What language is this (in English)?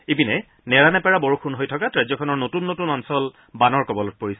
Assamese